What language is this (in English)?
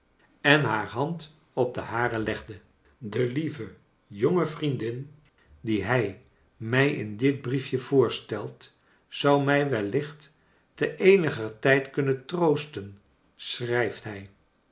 Dutch